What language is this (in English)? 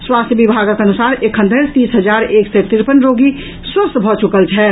Maithili